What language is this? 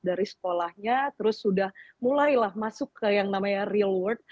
Indonesian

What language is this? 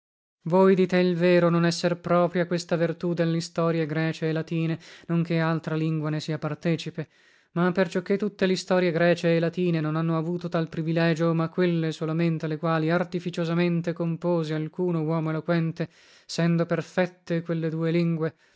Italian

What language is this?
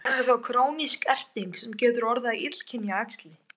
Icelandic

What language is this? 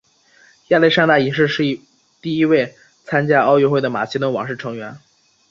Chinese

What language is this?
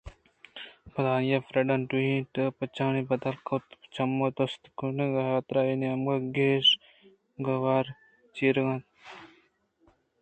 Eastern Balochi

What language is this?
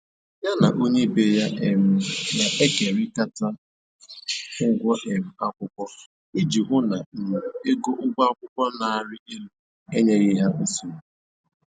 Igbo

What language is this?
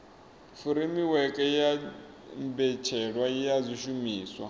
Venda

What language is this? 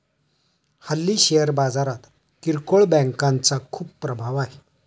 Marathi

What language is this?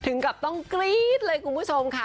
Thai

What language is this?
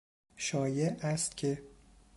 Persian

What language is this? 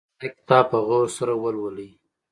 Pashto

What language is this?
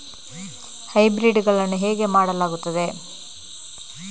Kannada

